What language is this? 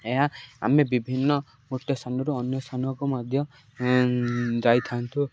Odia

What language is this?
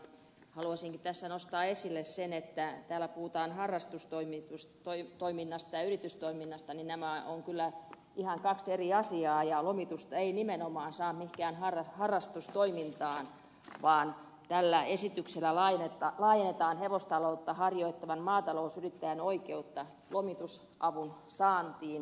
Finnish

